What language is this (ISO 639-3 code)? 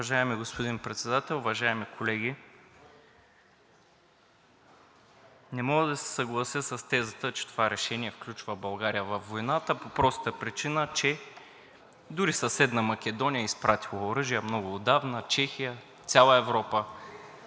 bul